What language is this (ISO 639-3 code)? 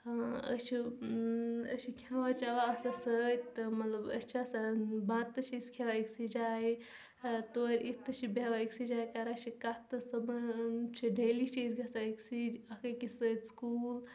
kas